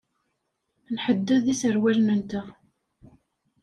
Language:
Kabyle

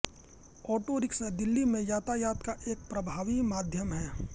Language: Hindi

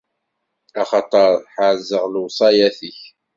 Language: Kabyle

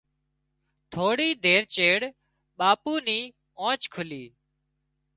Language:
Wadiyara Koli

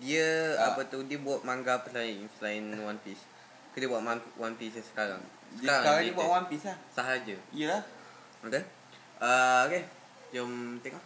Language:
Malay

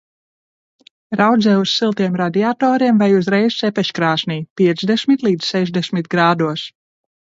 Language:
Latvian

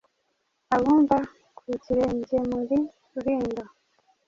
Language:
Kinyarwanda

